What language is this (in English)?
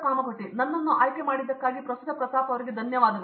Kannada